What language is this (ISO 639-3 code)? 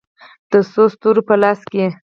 pus